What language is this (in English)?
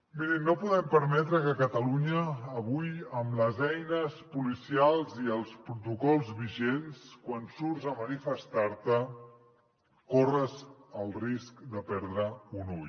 Catalan